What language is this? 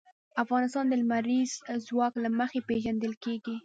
Pashto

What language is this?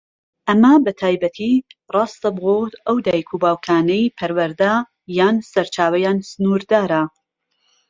Central Kurdish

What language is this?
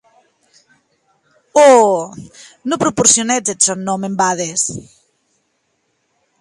Occitan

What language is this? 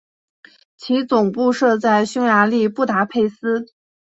Chinese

